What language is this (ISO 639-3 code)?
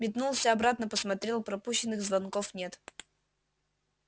rus